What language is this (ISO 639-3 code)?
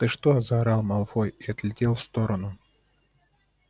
rus